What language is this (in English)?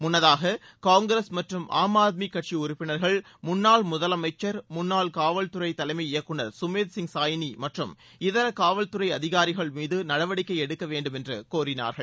Tamil